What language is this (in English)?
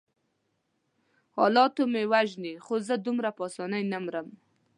Pashto